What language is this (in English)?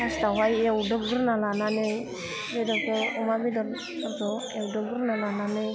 Bodo